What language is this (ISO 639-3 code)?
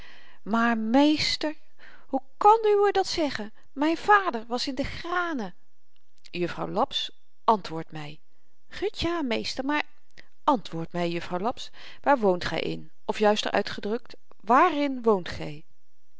nld